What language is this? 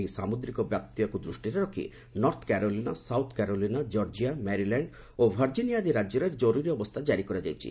Odia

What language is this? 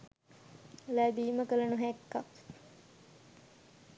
Sinhala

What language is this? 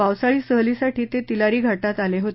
Marathi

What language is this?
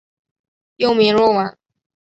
Chinese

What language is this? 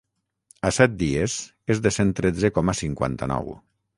Catalan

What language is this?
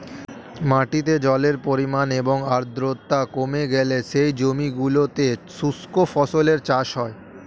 Bangla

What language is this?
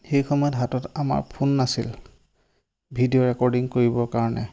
Assamese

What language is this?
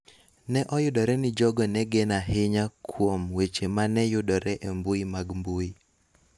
Luo (Kenya and Tanzania)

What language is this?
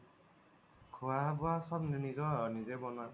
Assamese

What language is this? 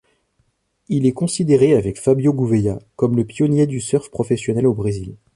French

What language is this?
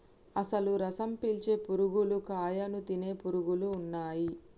Telugu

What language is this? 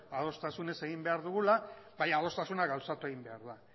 Basque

